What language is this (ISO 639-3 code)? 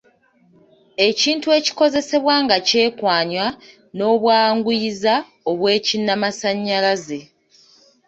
lug